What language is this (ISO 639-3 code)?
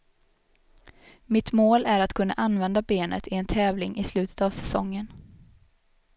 swe